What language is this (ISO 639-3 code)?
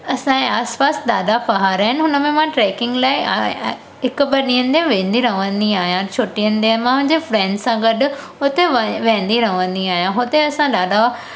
snd